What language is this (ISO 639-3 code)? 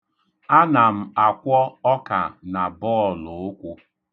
ibo